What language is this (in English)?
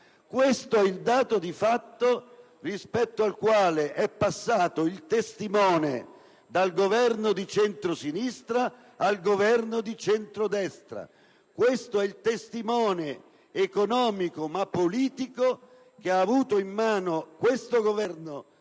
Italian